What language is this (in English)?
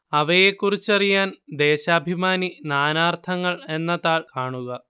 Malayalam